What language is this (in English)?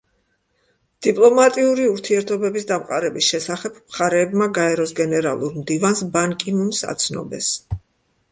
Georgian